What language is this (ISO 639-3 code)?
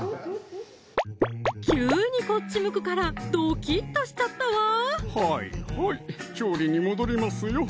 jpn